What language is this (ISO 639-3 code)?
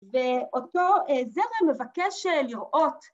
heb